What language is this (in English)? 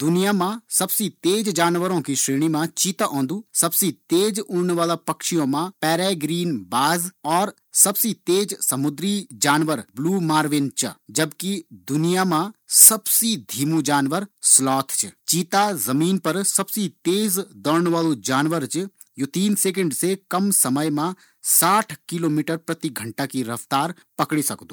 Garhwali